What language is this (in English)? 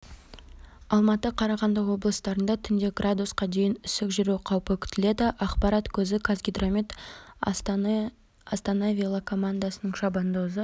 Kazakh